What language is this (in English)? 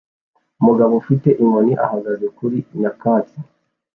Kinyarwanda